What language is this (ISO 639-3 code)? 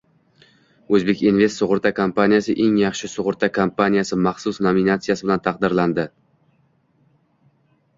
uzb